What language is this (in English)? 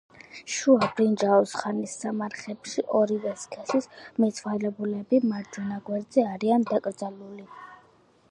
Georgian